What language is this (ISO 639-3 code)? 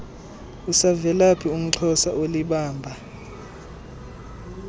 xho